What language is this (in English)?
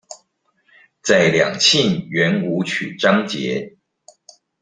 Chinese